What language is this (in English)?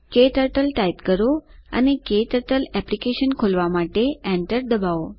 Gujarati